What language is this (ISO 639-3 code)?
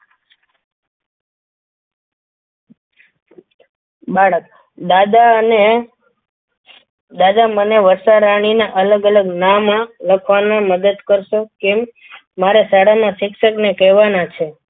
guj